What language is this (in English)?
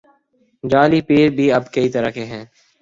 Urdu